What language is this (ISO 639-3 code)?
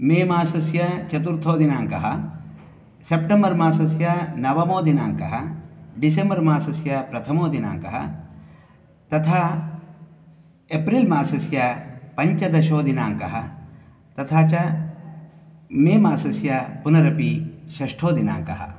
san